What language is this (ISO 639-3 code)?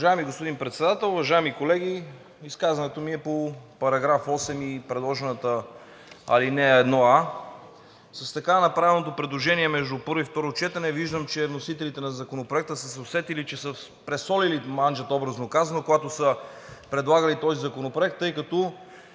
bul